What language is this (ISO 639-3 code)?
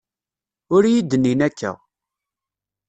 kab